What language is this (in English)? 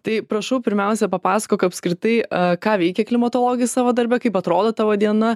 Lithuanian